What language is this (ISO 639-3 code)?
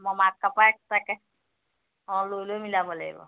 asm